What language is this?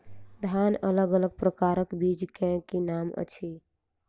Maithili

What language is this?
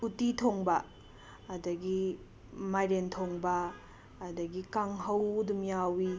Manipuri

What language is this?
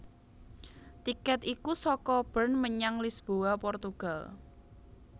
Javanese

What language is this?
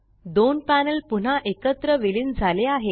Marathi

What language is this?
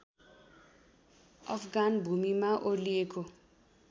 Nepali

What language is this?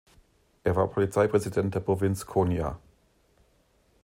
German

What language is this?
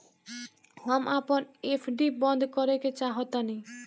Bhojpuri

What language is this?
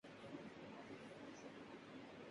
Urdu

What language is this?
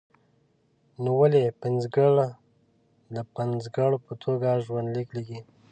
Pashto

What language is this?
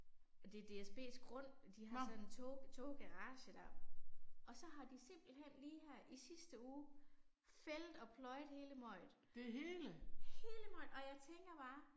Danish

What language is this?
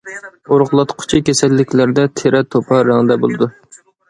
Uyghur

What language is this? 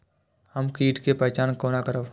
Maithili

